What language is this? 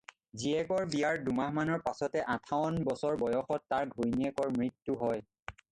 Assamese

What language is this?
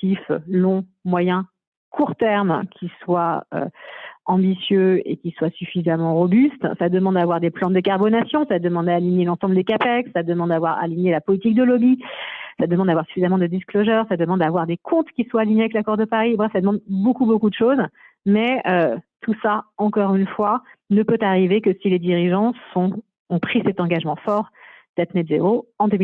French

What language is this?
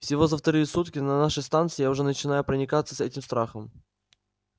Russian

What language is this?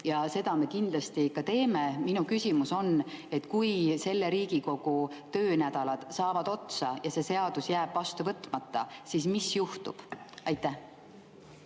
Estonian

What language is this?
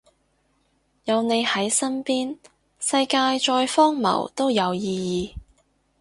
Cantonese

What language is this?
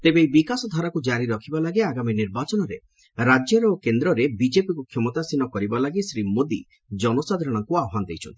Odia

